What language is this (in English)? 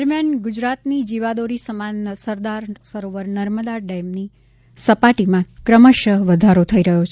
Gujarati